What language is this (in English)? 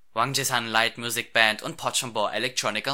German